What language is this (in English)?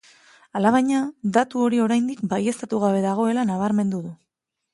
Basque